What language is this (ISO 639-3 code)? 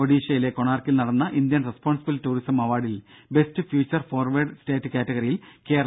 mal